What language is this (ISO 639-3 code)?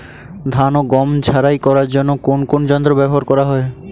ben